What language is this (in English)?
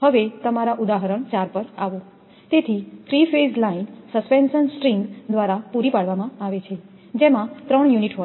Gujarati